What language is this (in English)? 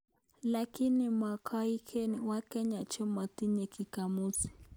Kalenjin